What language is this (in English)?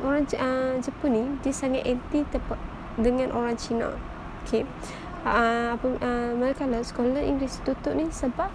Malay